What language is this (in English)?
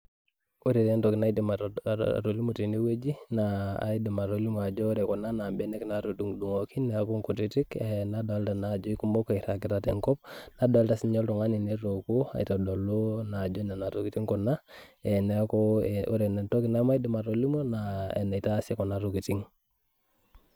Masai